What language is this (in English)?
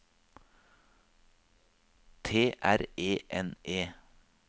Norwegian